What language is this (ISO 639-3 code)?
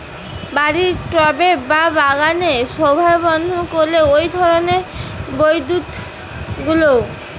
ben